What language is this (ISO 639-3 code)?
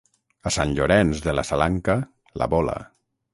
cat